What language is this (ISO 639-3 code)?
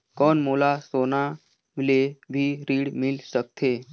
hne